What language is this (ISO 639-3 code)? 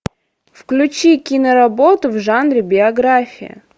rus